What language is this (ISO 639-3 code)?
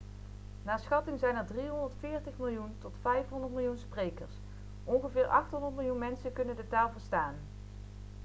nld